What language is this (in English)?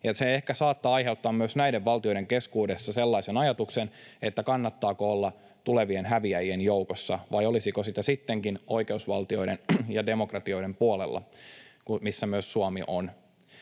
Finnish